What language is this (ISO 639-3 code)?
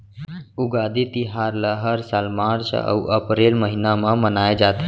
hne